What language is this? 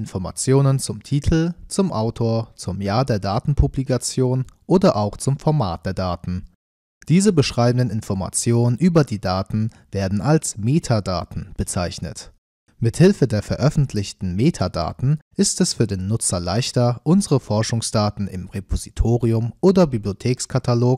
German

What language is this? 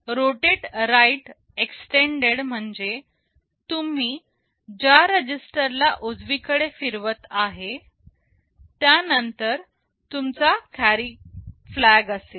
Marathi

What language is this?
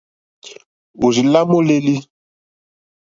Mokpwe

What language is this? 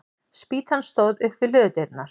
Icelandic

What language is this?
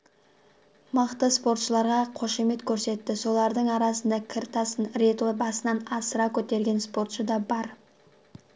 Kazakh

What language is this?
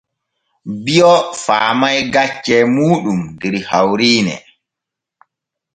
Borgu Fulfulde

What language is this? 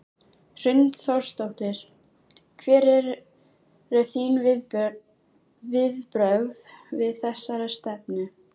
Icelandic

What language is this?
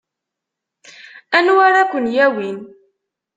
Kabyle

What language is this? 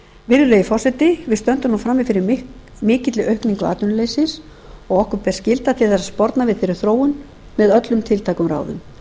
Icelandic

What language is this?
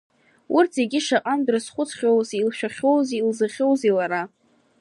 Abkhazian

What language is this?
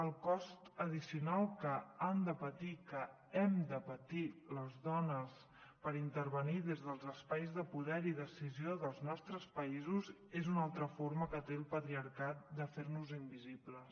Catalan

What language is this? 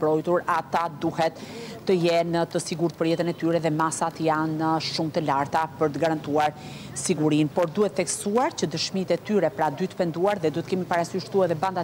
Romanian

